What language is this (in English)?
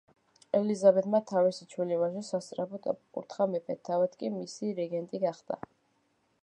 Georgian